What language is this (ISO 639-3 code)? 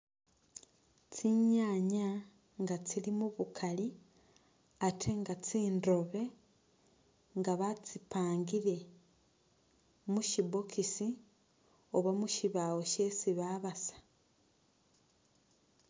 myx